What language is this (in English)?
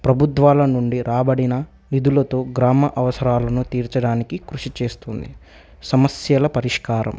Telugu